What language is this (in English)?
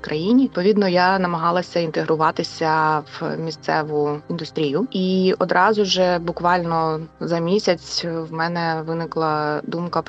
Ukrainian